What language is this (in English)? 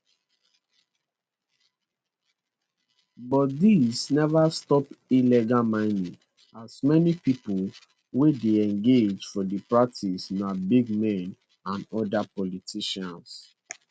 Nigerian Pidgin